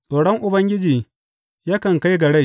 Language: Hausa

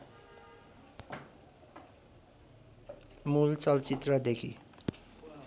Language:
Nepali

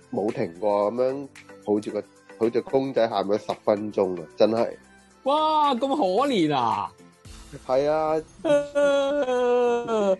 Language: Chinese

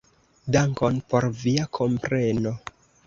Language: Esperanto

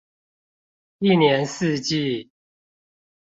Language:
Chinese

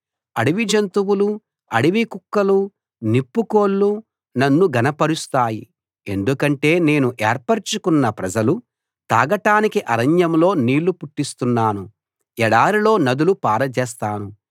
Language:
Telugu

